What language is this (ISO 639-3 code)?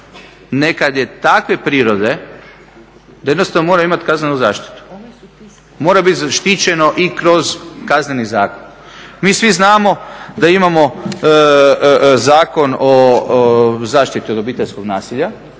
hrv